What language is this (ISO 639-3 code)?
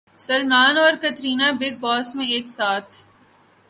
urd